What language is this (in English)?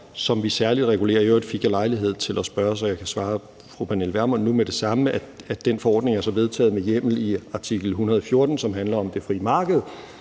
Danish